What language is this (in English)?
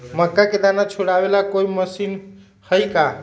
Magahi